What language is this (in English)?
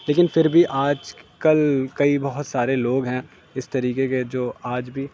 Urdu